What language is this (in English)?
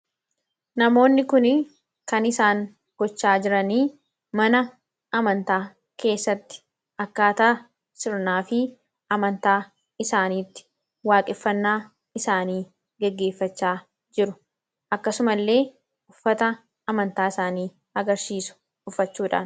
Oromo